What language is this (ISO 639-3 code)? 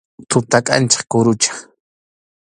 qxu